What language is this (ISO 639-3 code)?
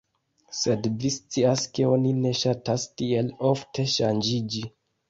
epo